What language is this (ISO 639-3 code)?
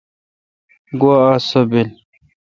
xka